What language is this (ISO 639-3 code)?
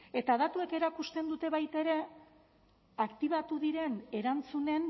eus